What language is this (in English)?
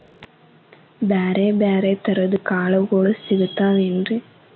Kannada